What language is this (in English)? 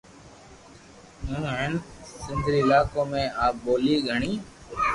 Loarki